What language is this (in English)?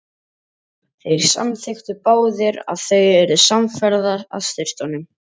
Icelandic